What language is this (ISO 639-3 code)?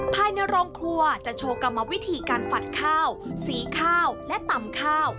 tha